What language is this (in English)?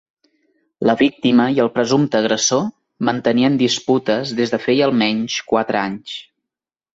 Catalan